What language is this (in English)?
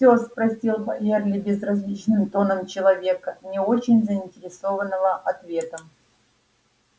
Russian